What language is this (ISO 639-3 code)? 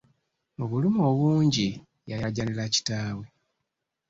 lug